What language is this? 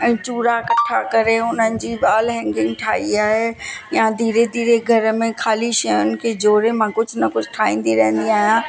Sindhi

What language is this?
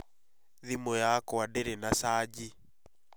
Kikuyu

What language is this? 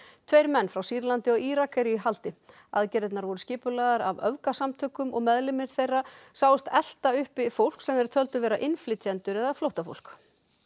Icelandic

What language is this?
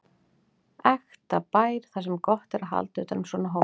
Icelandic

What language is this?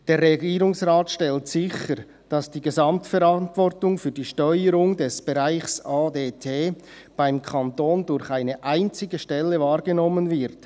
Swiss German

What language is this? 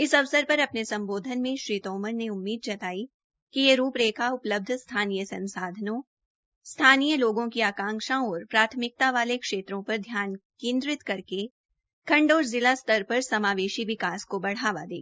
Hindi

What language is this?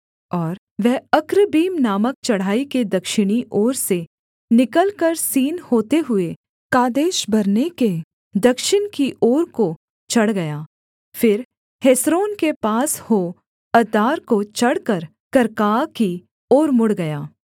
Hindi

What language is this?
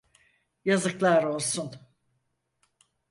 Turkish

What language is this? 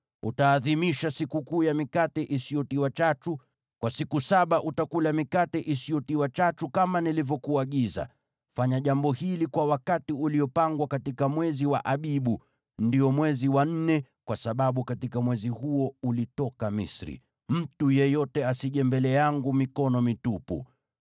Swahili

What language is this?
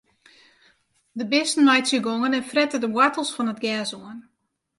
Western Frisian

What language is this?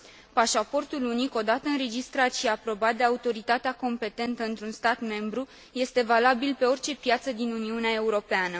Romanian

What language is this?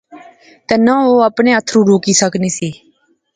Pahari-Potwari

